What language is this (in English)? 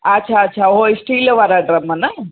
Sindhi